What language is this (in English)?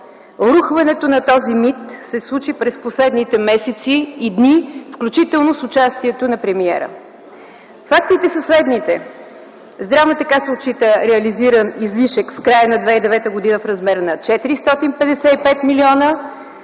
Bulgarian